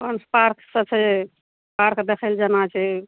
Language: Maithili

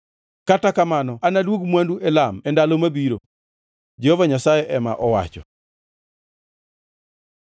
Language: Luo (Kenya and Tanzania)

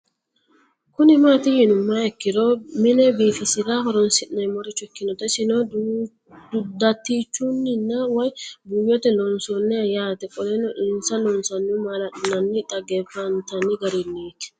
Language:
Sidamo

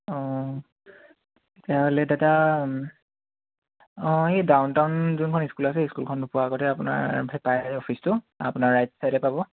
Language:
Assamese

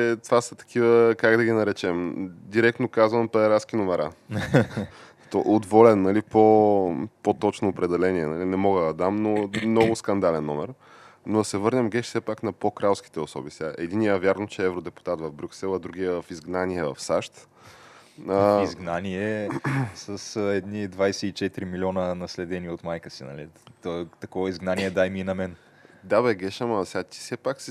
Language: Bulgarian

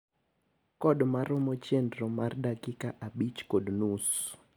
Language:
Luo (Kenya and Tanzania)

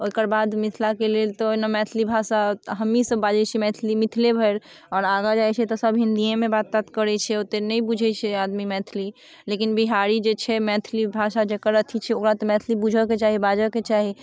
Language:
Maithili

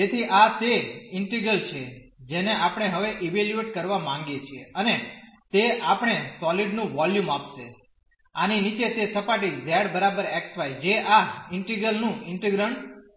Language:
Gujarati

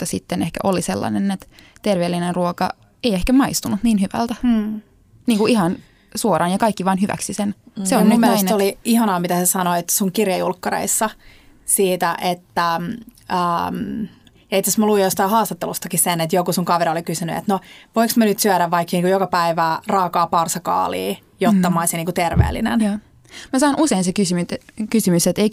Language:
Finnish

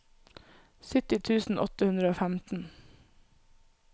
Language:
Norwegian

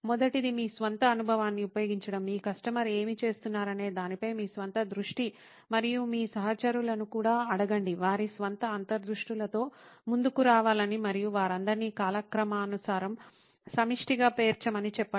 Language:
Telugu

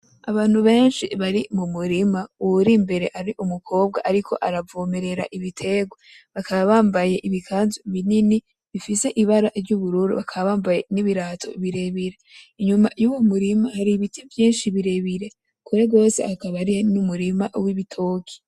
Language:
Rundi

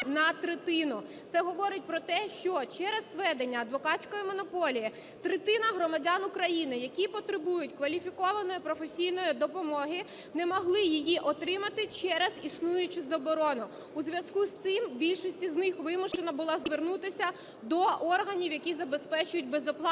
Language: Ukrainian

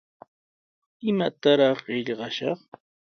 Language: Sihuas Ancash Quechua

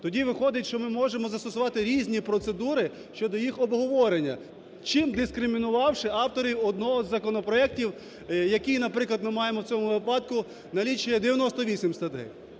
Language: Ukrainian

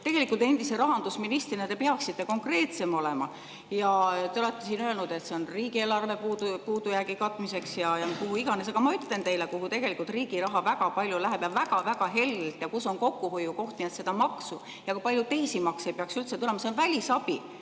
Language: Estonian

